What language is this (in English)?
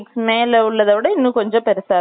Tamil